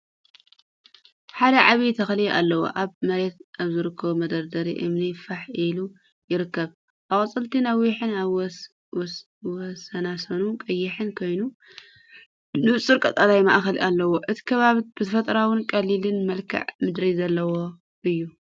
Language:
Tigrinya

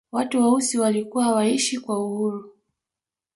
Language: Swahili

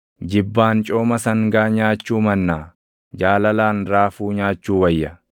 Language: Oromo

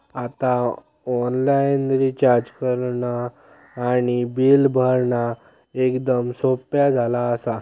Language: Marathi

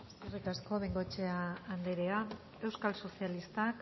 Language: Basque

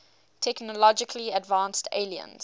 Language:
English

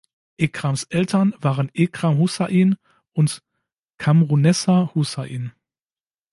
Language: German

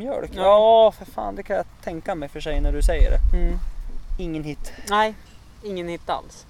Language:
Swedish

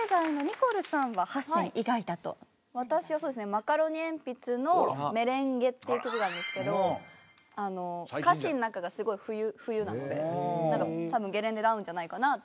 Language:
Japanese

